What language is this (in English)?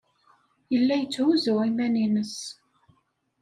Kabyle